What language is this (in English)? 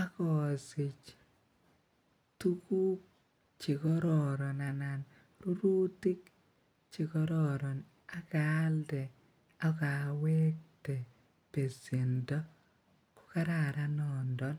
Kalenjin